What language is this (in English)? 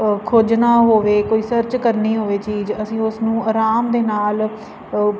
Punjabi